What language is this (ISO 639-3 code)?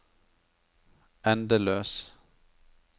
nor